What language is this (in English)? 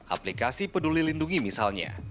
Indonesian